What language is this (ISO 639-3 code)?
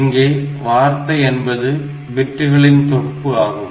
tam